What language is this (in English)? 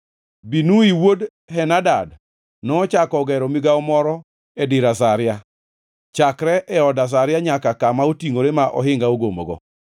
Luo (Kenya and Tanzania)